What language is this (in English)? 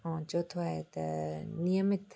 Sindhi